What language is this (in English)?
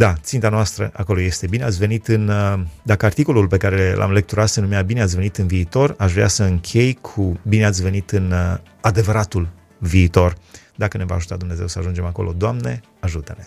Romanian